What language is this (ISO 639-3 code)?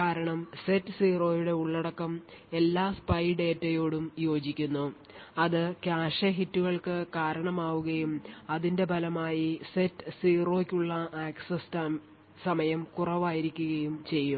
mal